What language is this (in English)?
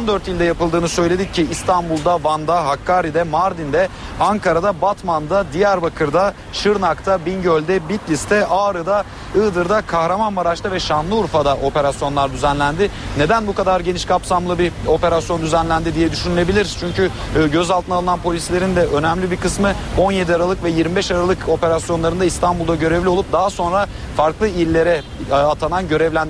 Turkish